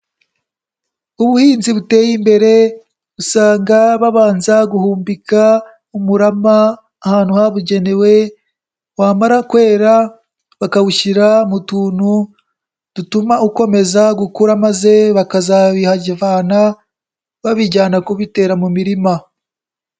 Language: Kinyarwanda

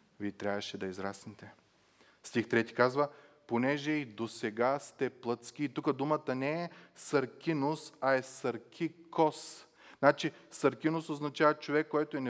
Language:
Bulgarian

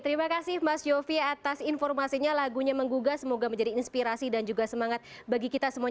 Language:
Indonesian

